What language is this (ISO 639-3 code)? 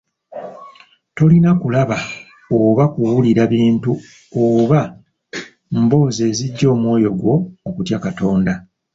lug